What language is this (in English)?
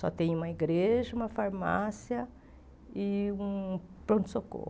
Portuguese